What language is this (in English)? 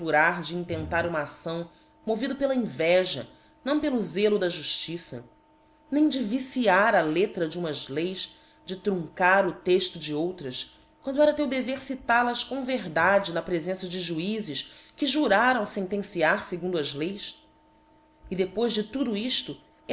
Portuguese